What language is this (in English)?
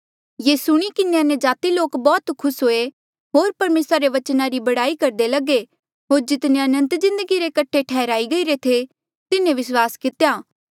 Mandeali